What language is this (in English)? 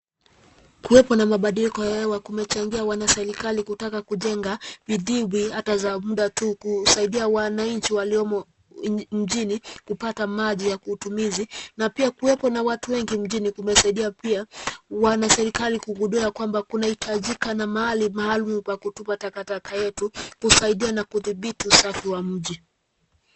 Swahili